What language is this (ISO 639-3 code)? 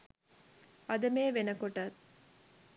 sin